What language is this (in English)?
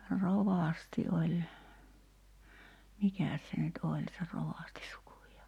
Finnish